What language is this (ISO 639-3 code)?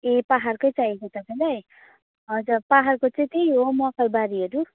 nep